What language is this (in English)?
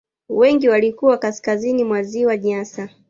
Swahili